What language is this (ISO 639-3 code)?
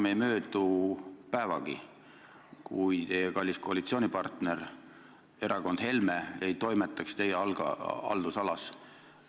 est